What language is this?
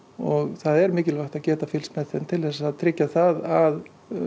Icelandic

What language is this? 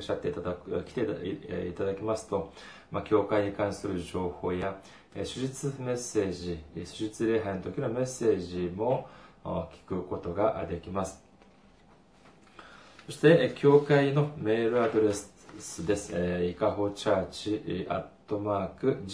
Japanese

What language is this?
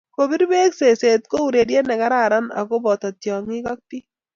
Kalenjin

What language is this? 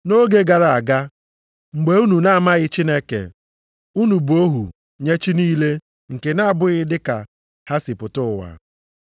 Igbo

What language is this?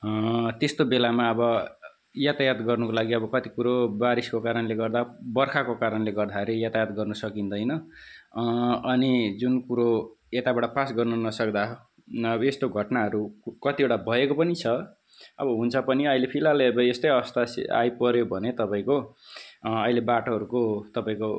Nepali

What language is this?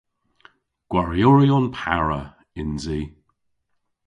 Cornish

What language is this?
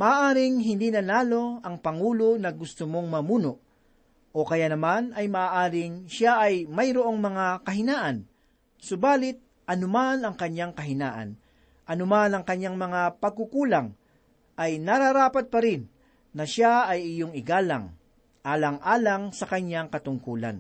Filipino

